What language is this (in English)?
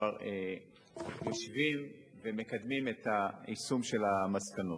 Hebrew